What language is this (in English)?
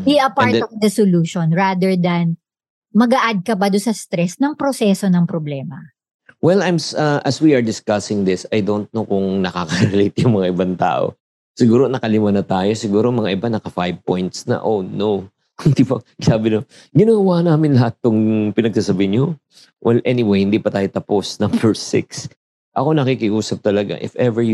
Filipino